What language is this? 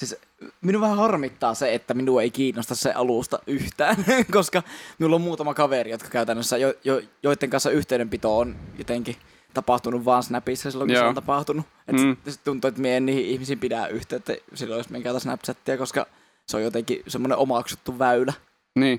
Finnish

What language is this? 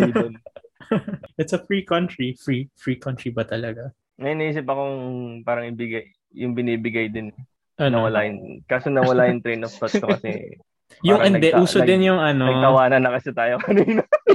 Filipino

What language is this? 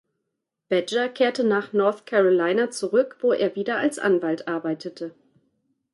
German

